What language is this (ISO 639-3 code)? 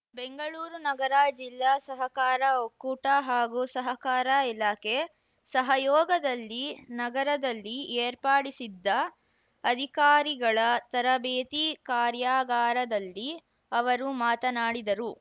kan